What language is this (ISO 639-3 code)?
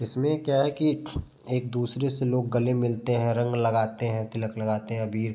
hin